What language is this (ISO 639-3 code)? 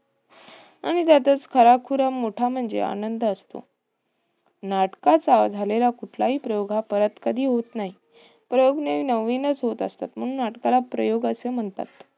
mar